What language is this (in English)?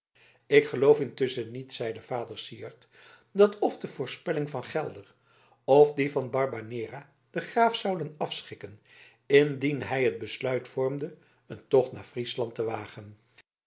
Dutch